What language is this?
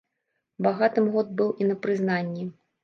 Belarusian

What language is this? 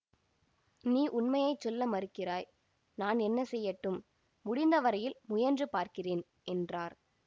Tamil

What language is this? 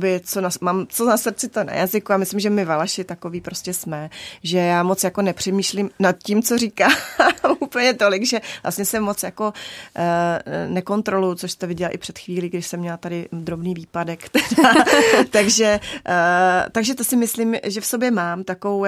Czech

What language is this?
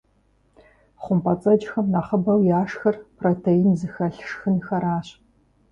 Kabardian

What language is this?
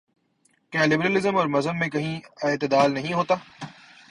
Urdu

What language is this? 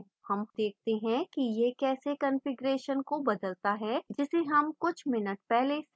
Hindi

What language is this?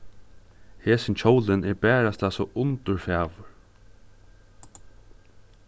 Faroese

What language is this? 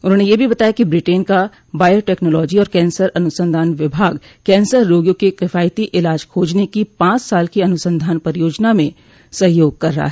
Hindi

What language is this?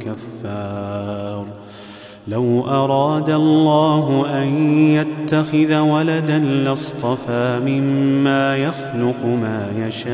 Arabic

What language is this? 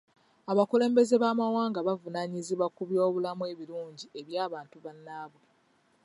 Ganda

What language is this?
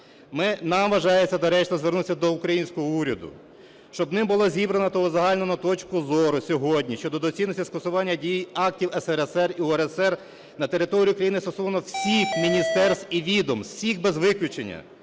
Ukrainian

